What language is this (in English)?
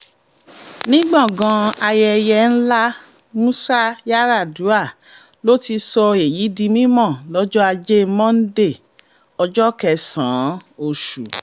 Yoruba